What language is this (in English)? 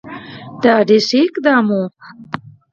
Pashto